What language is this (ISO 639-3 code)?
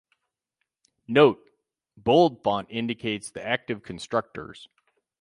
eng